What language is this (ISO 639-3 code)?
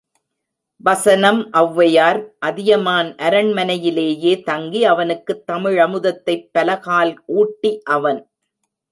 tam